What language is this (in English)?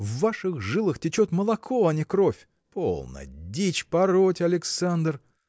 Russian